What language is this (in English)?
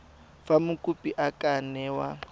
Tswana